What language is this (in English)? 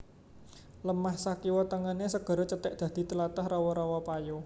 Javanese